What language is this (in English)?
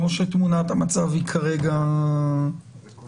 Hebrew